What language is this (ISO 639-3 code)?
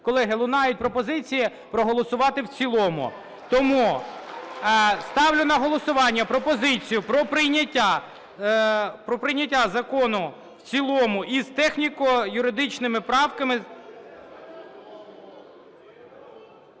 ukr